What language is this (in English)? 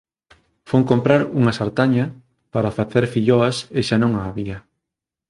Galician